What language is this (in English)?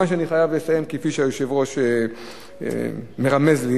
Hebrew